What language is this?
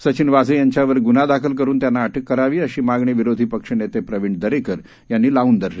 Marathi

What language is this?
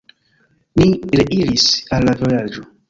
Esperanto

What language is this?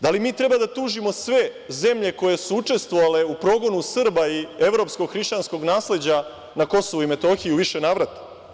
Serbian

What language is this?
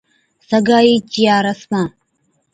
Od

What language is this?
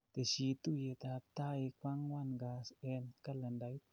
Kalenjin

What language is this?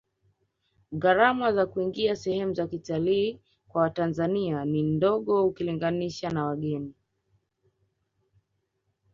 Swahili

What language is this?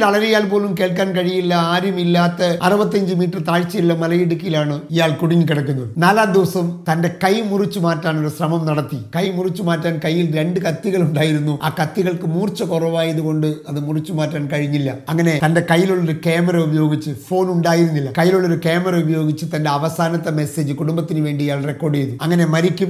Malayalam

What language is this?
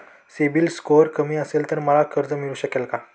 Marathi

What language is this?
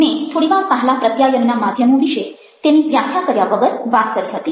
Gujarati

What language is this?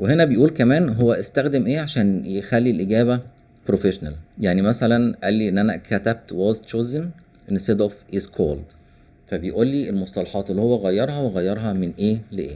Arabic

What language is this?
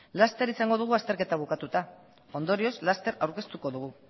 Basque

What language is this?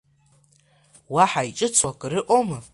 Abkhazian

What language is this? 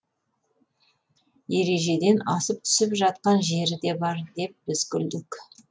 Kazakh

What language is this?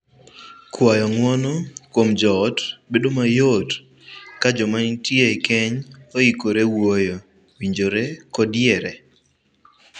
Luo (Kenya and Tanzania)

